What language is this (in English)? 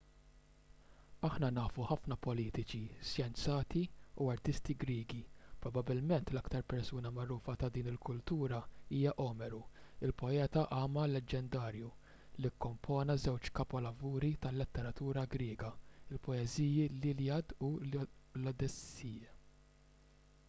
Maltese